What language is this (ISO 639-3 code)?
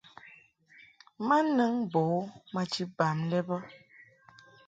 mhk